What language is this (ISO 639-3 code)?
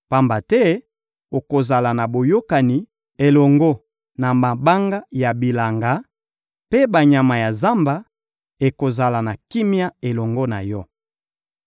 lin